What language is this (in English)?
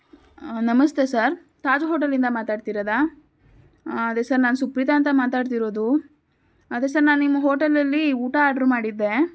Kannada